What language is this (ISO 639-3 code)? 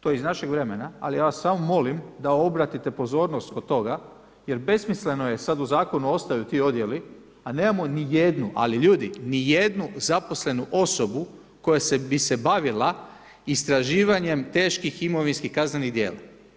hrv